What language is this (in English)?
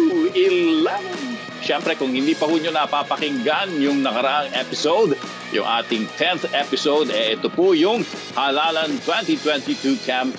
Filipino